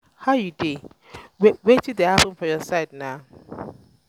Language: Nigerian Pidgin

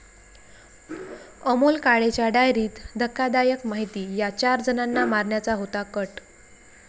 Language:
Marathi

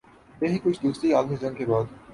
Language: Urdu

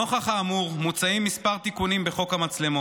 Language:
Hebrew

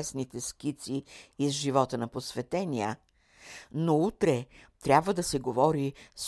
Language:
Bulgarian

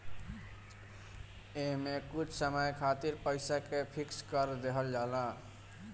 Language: Bhojpuri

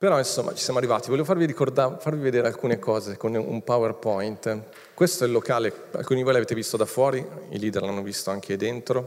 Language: Italian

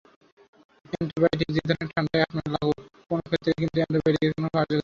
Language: Bangla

